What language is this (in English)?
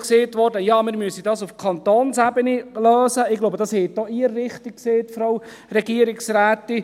Swiss German